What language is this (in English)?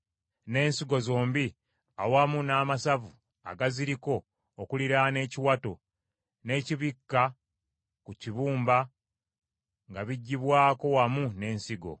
Ganda